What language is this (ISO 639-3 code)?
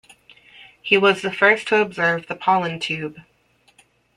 eng